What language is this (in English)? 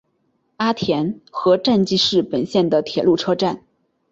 Chinese